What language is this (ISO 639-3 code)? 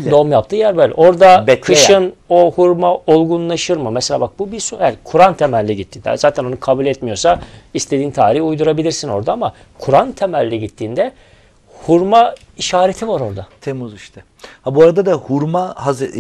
tur